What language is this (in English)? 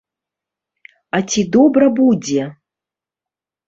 Belarusian